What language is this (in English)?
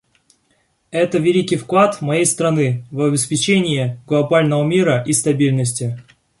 Russian